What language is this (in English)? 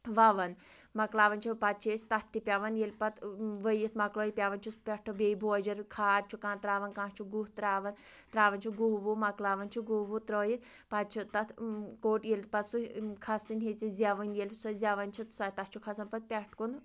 Kashmiri